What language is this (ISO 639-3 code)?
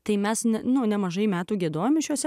lit